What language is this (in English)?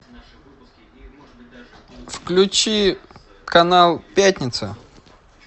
Russian